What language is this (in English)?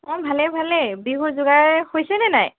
Assamese